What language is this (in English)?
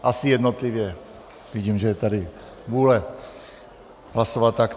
Czech